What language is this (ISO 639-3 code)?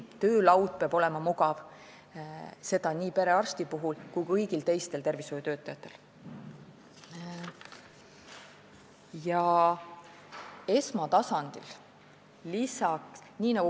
est